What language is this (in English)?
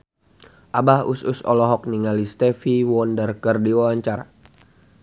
Sundanese